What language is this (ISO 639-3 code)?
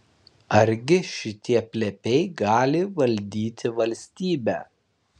lit